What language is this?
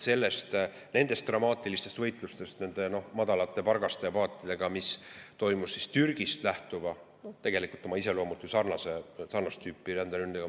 Estonian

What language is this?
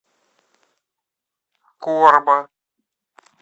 Russian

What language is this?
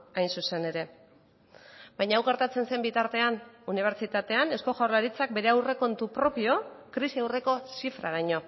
Basque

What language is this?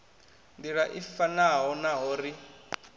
Venda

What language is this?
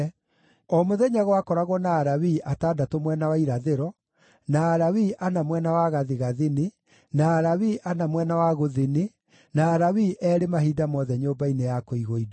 Kikuyu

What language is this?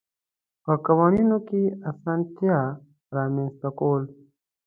Pashto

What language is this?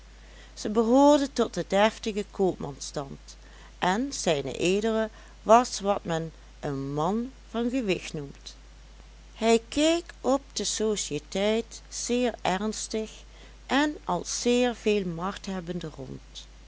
Dutch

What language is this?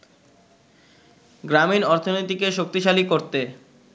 Bangla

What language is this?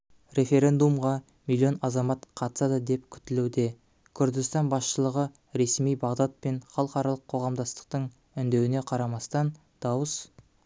Kazakh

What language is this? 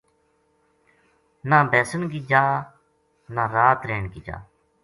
Gujari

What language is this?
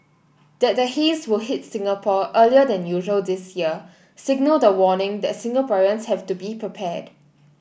English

